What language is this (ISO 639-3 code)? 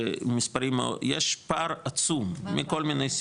heb